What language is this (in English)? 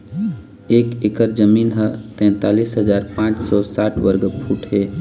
Chhattisgarhi